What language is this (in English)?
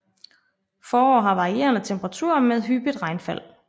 Danish